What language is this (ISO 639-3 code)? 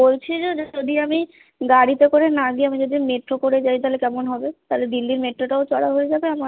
ben